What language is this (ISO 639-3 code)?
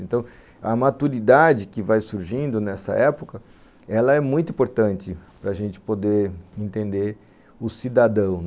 por